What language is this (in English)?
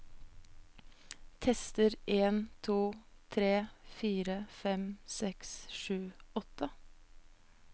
Norwegian